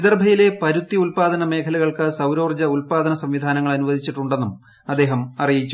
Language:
Malayalam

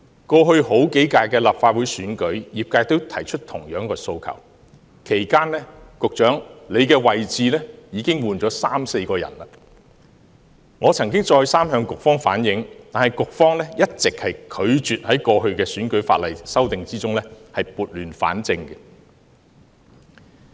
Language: Cantonese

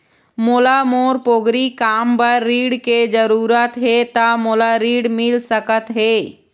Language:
Chhattisgarhi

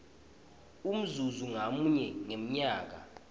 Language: Swati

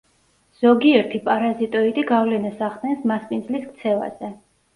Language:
Georgian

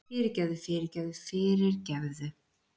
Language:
Icelandic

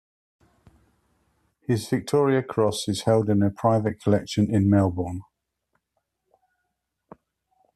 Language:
English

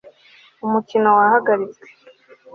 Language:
Kinyarwanda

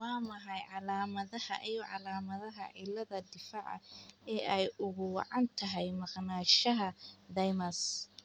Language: Somali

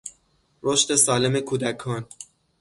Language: Persian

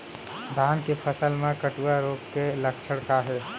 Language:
Chhattisgarhi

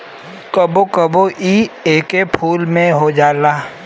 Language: Bhojpuri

